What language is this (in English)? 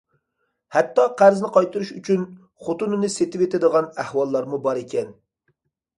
Uyghur